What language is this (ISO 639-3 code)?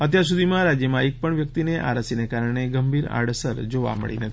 guj